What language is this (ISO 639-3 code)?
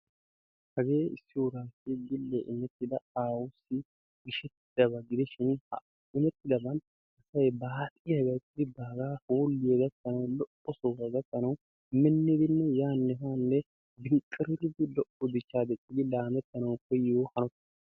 wal